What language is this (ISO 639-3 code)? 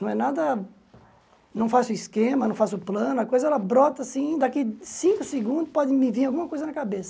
por